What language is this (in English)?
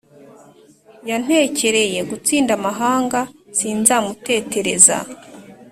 Kinyarwanda